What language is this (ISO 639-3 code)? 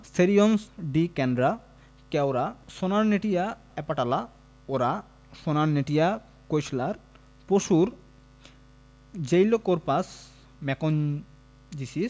ben